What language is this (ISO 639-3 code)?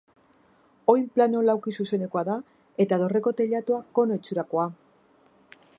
eus